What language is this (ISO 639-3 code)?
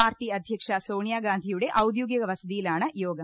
mal